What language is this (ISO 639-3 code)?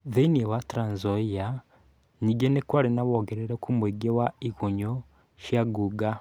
kik